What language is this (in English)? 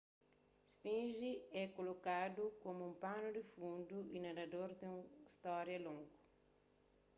Kabuverdianu